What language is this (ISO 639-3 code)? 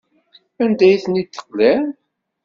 kab